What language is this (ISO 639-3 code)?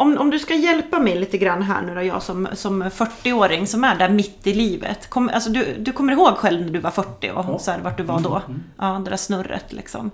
swe